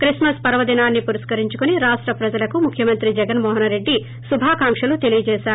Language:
Telugu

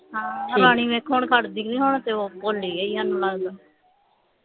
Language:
Punjabi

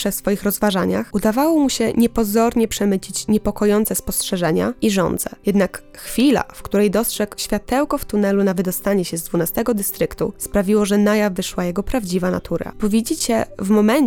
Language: Polish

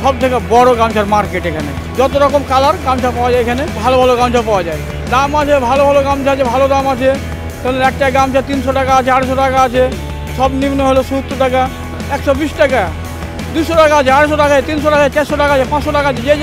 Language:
Turkish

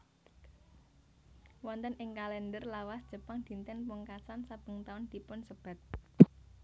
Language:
Javanese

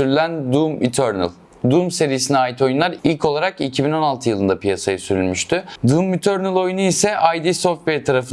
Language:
Turkish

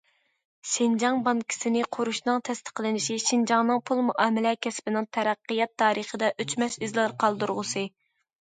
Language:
Uyghur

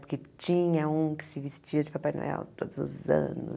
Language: Portuguese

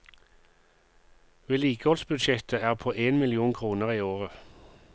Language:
Norwegian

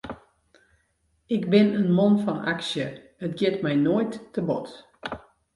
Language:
Western Frisian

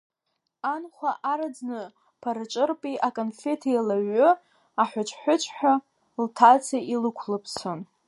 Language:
Abkhazian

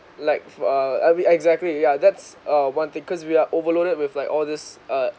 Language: English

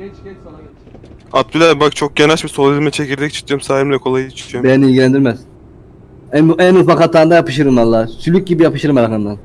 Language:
Turkish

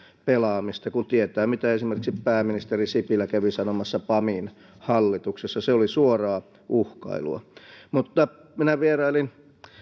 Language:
Finnish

